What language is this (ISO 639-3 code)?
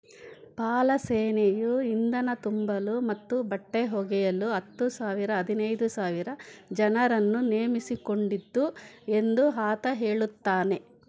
kan